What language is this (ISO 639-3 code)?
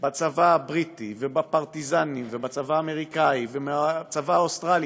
heb